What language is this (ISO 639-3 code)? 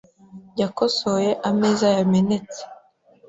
kin